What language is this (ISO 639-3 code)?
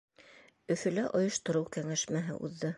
bak